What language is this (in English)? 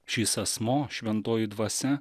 Lithuanian